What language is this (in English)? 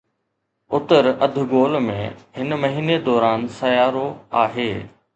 Sindhi